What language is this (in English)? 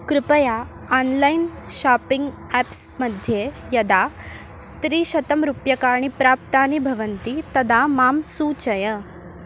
Sanskrit